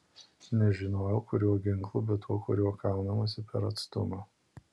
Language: Lithuanian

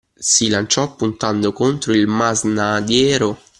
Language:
Italian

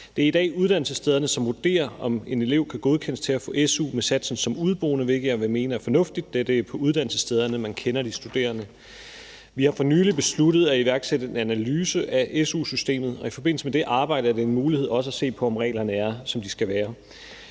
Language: Danish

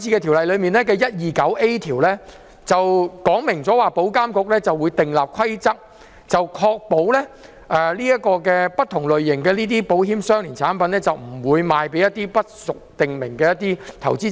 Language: Cantonese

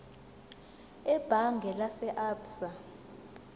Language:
Zulu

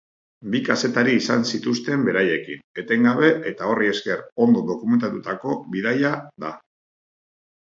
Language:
Basque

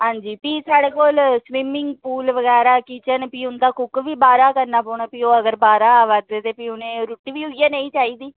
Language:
Dogri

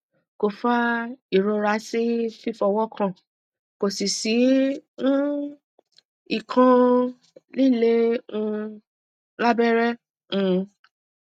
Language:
Yoruba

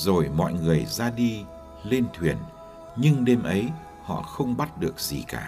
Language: Vietnamese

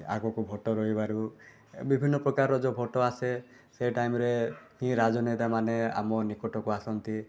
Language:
Odia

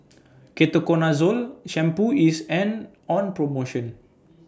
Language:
English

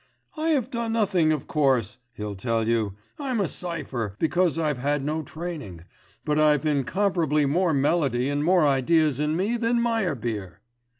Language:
English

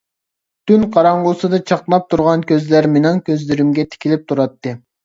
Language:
Uyghur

